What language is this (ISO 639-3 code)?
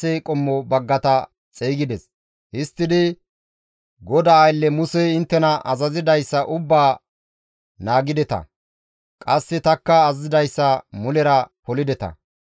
gmv